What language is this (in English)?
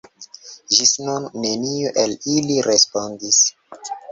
Esperanto